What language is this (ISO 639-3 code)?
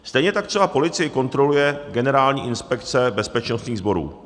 ces